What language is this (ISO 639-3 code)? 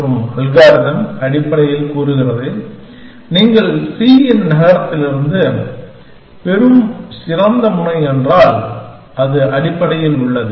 tam